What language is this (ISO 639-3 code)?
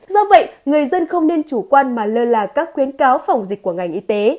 vie